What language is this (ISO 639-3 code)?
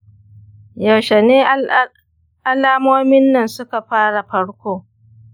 hau